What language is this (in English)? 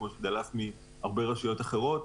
Hebrew